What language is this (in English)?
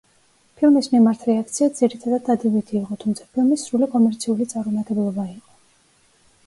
Georgian